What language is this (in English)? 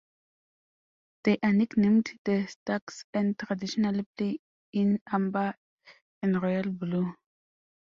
English